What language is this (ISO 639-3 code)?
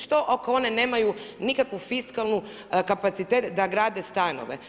hrv